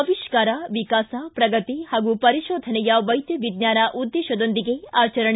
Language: Kannada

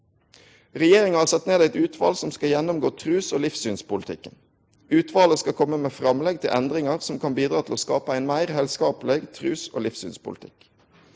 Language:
Norwegian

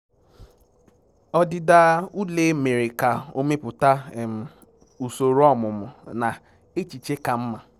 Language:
Igbo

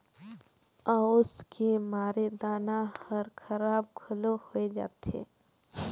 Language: Chhattisgarhi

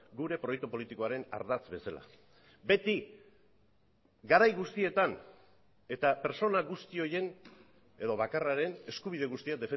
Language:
Basque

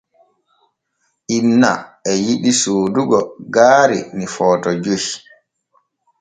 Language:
Borgu Fulfulde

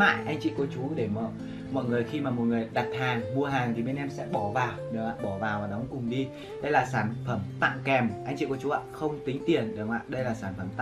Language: Vietnamese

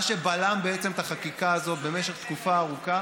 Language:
Hebrew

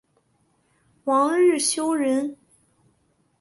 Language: Chinese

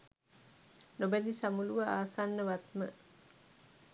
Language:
Sinhala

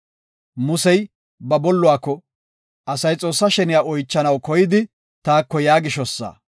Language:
Gofa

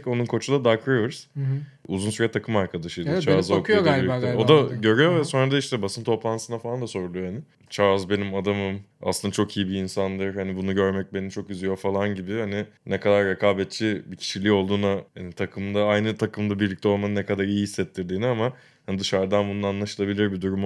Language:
Turkish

